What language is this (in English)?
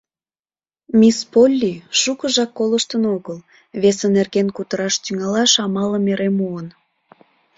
Mari